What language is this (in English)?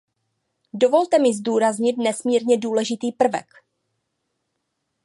Czech